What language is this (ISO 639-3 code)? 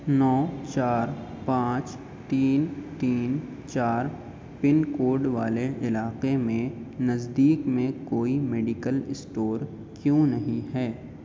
urd